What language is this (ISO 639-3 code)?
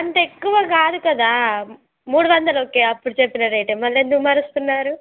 tel